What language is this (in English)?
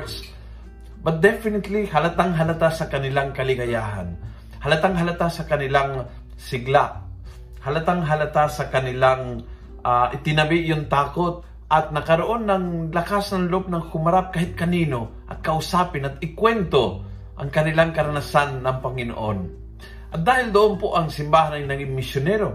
Filipino